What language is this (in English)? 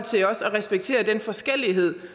Danish